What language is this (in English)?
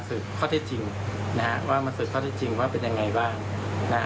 Thai